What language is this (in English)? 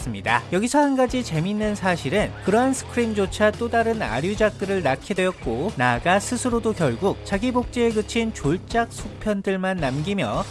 Korean